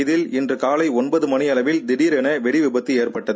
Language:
Tamil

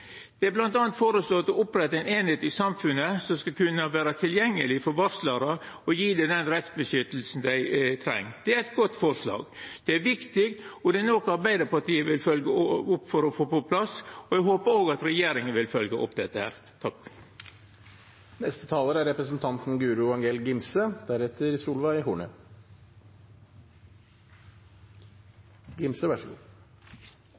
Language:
Norwegian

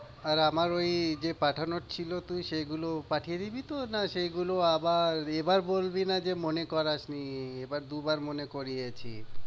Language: Bangla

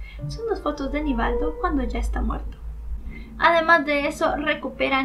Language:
Spanish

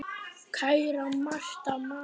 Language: Icelandic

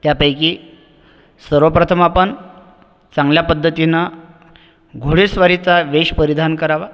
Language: Marathi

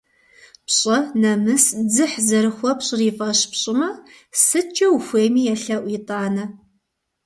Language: Kabardian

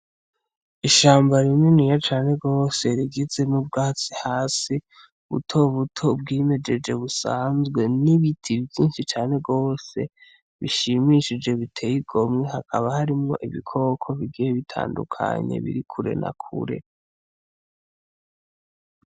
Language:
Rundi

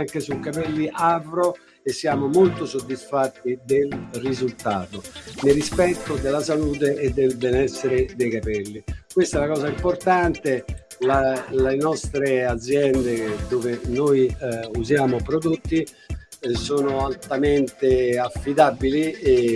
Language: Italian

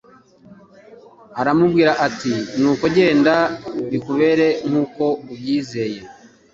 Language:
Kinyarwanda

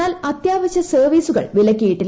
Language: Malayalam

